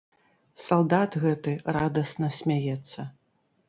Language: Belarusian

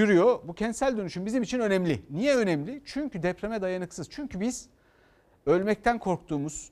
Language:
Turkish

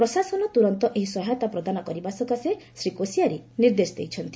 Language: Odia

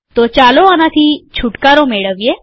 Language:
Gujarati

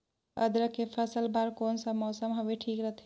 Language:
Chhattisgarhi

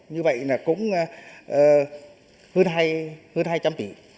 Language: Vietnamese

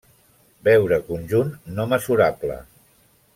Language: Catalan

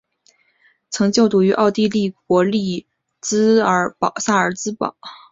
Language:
Chinese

